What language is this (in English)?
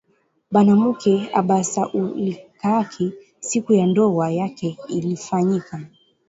Swahili